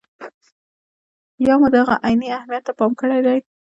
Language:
Pashto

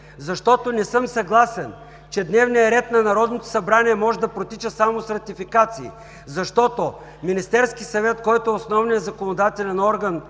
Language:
Bulgarian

